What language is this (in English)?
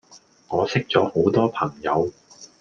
Cantonese